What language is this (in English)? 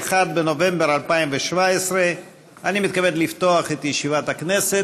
Hebrew